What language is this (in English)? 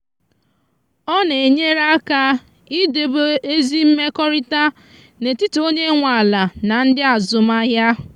Igbo